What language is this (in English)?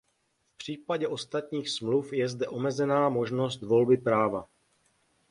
Czech